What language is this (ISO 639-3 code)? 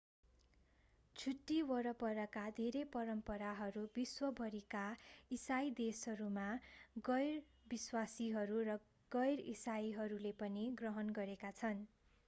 nep